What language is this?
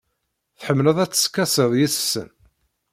Kabyle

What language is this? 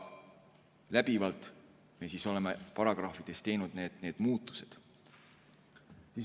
Estonian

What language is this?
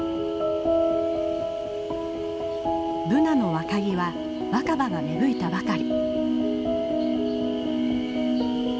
Japanese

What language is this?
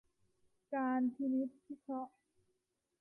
Thai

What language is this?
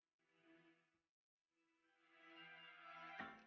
Indonesian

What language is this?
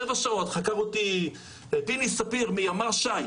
Hebrew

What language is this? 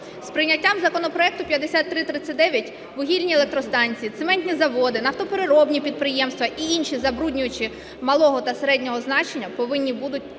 Ukrainian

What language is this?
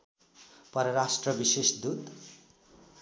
Nepali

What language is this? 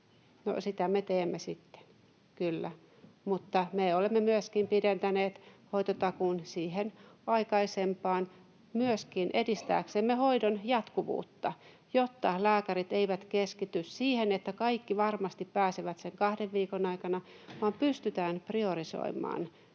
Finnish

